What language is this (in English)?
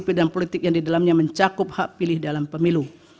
Indonesian